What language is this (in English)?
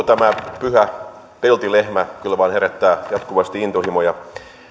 Finnish